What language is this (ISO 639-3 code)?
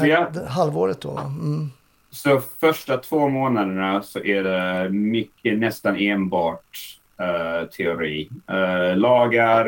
swe